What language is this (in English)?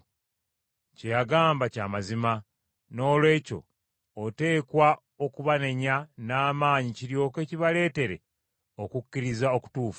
Ganda